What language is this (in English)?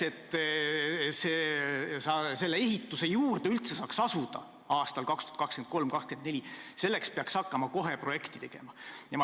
Estonian